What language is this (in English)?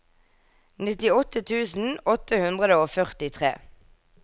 Norwegian